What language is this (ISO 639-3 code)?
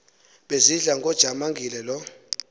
xho